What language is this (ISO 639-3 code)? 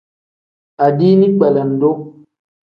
kdh